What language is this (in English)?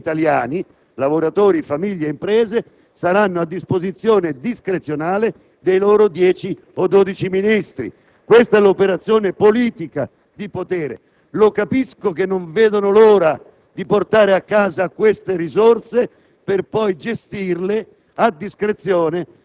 Italian